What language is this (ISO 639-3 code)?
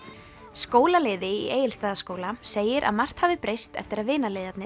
isl